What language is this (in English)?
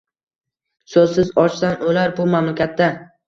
Uzbek